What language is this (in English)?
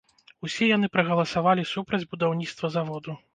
Belarusian